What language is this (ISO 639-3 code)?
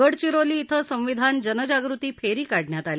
mar